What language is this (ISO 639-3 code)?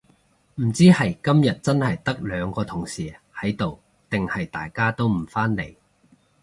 yue